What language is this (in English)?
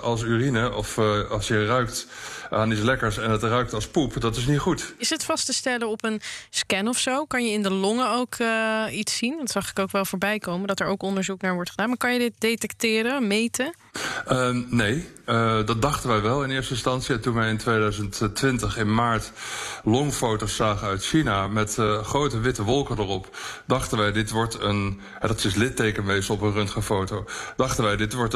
Dutch